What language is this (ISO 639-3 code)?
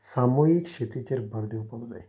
kok